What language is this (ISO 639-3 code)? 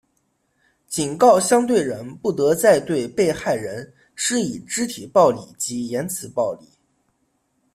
zho